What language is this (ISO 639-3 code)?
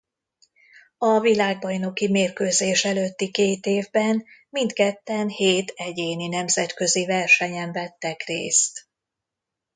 hun